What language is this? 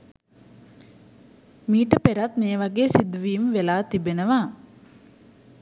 Sinhala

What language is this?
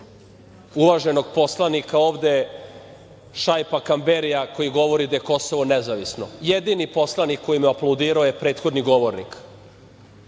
Serbian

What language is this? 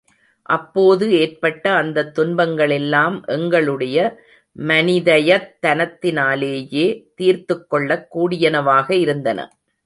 Tamil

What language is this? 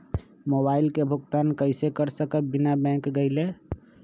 Magahi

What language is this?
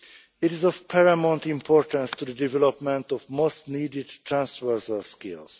English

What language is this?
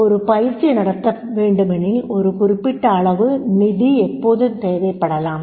Tamil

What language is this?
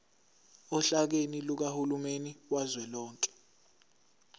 Zulu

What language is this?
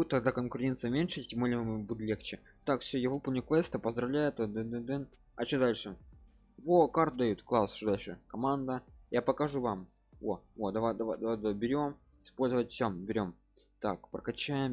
Russian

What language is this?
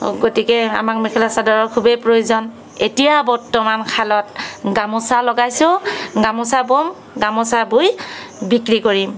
Assamese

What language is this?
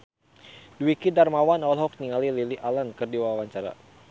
Sundanese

